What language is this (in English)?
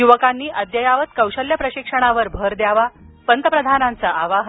Marathi